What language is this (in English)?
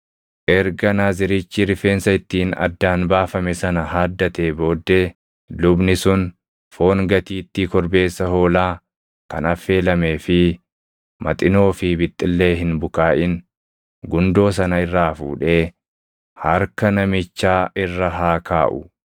Oromo